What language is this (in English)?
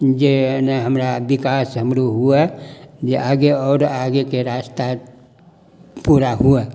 Maithili